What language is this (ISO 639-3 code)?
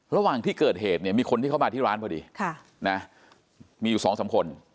tha